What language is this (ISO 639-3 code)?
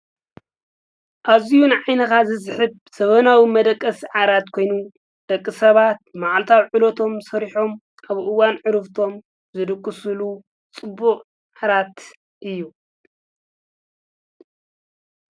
tir